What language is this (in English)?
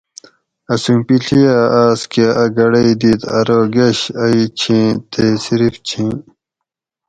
Gawri